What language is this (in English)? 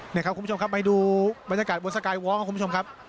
Thai